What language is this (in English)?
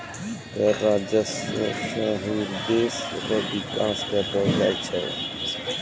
Maithili